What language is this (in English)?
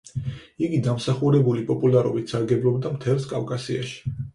Georgian